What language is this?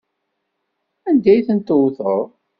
Kabyle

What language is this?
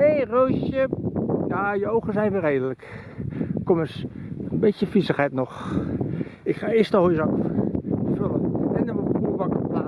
Dutch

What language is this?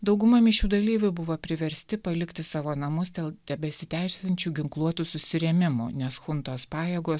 Lithuanian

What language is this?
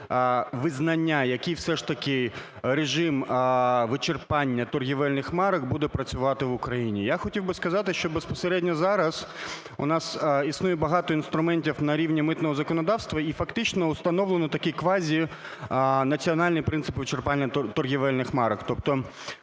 Ukrainian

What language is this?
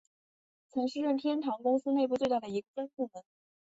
Chinese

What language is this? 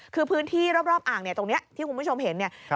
Thai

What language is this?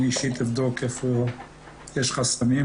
Hebrew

